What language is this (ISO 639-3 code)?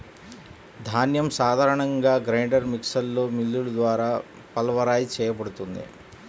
tel